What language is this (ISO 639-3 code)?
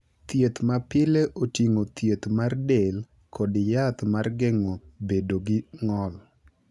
luo